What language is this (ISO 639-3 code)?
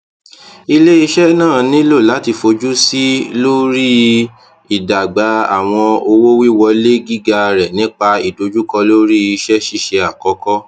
yor